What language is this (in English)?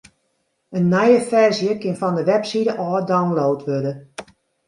Western Frisian